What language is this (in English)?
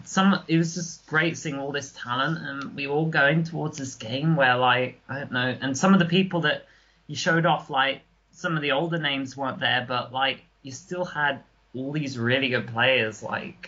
English